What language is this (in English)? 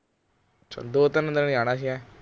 Punjabi